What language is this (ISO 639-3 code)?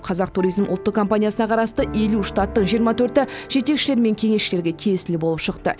kaz